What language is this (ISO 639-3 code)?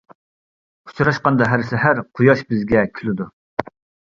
uig